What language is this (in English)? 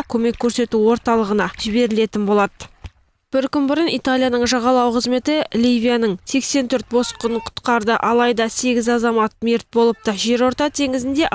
Russian